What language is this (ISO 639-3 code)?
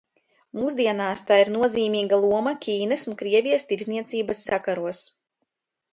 lav